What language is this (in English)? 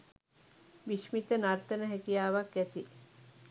Sinhala